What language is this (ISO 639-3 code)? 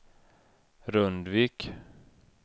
swe